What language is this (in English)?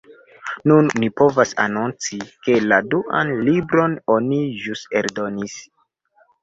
Esperanto